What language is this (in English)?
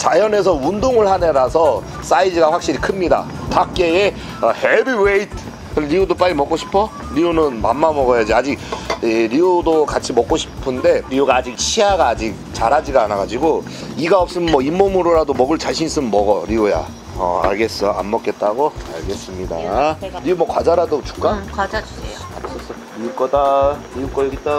Korean